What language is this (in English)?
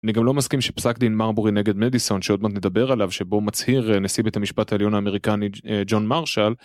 Hebrew